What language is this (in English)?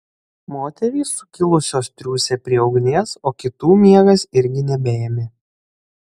Lithuanian